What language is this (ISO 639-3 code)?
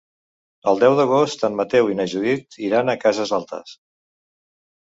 cat